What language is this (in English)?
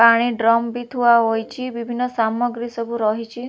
Odia